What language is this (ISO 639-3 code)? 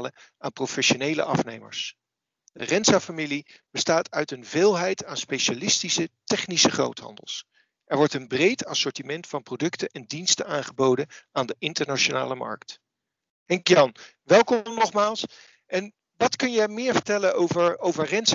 nld